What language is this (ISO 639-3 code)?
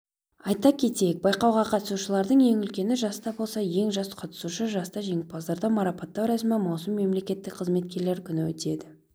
kaz